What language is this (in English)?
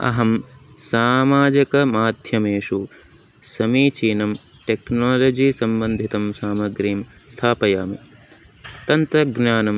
Sanskrit